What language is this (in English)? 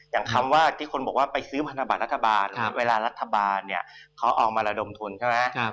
Thai